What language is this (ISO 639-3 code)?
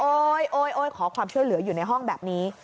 tha